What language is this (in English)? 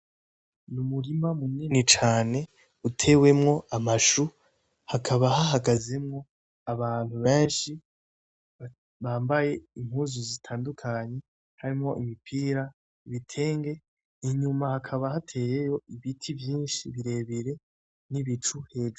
Rundi